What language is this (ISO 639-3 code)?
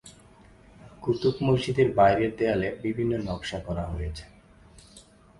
ben